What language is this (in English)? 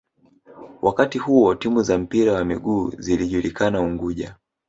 Swahili